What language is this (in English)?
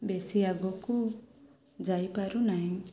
Odia